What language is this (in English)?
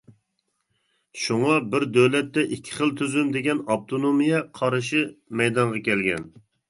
Uyghur